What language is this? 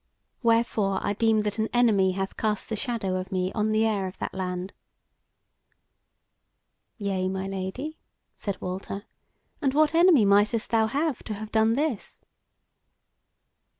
English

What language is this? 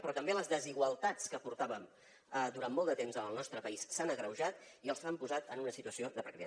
Catalan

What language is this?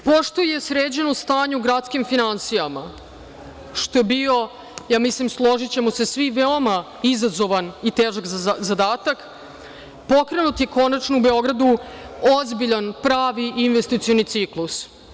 Serbian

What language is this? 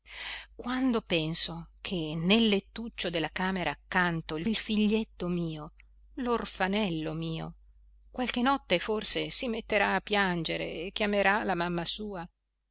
Italian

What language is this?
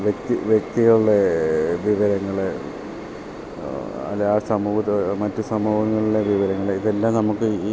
Malayalam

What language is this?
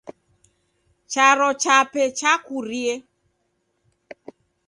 Taita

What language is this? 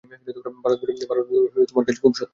Bangla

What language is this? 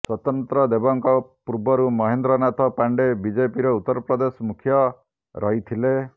Odia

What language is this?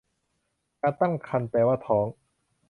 Thai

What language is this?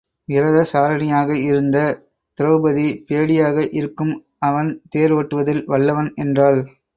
Tamil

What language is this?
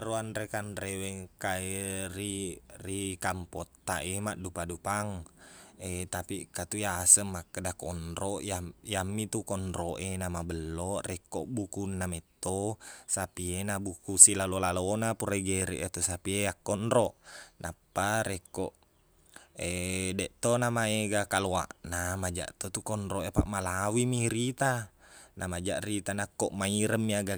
Buginese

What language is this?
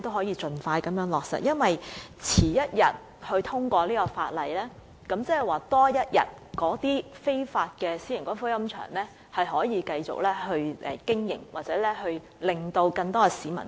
Cantonese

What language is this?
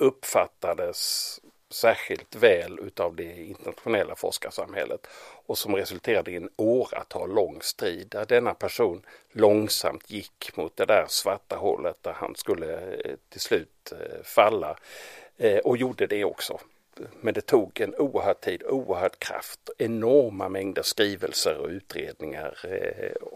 Swedish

